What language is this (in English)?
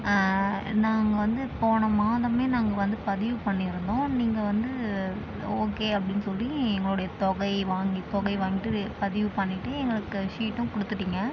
Tamil